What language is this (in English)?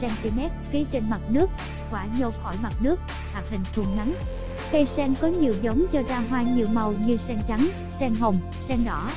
Vietnamese